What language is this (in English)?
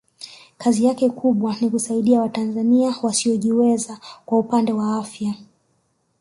Swahili